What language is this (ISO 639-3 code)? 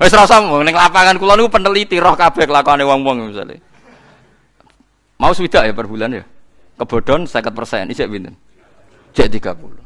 ind